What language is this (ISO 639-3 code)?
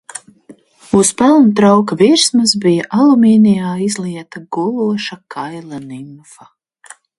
lav